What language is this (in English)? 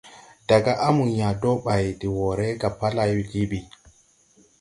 Tupuri